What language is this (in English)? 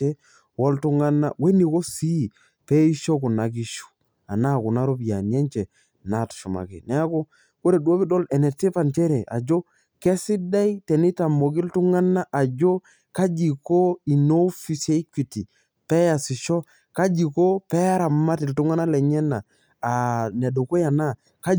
Masai